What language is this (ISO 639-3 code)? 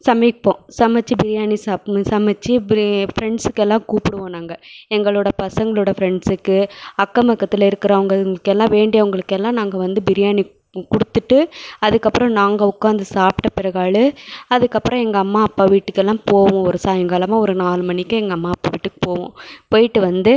tam